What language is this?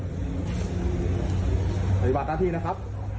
Thai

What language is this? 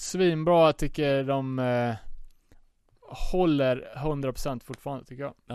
Swedish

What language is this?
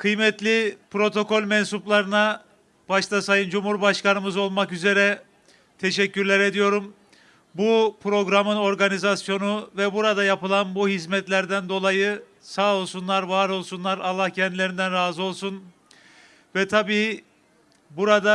Turkish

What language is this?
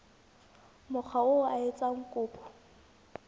Southern Sotho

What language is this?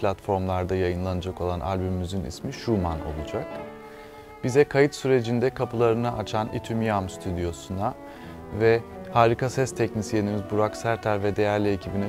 Turkish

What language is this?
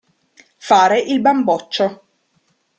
Italian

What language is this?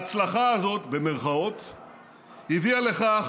Hebrew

